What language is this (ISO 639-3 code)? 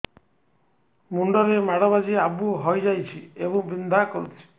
ori